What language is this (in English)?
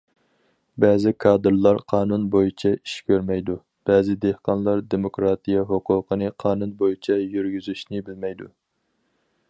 Uyghur